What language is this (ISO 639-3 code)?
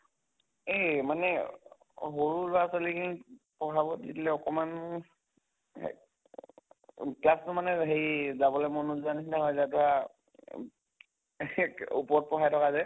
asm